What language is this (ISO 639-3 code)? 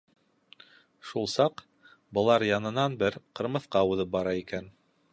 bak